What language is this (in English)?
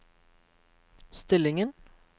Norwegian